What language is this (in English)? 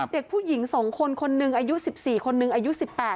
Thai